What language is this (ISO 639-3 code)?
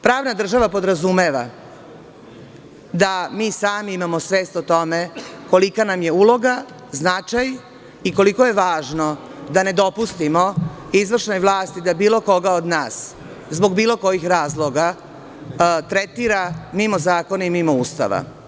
srp